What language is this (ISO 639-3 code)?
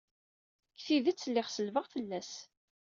kab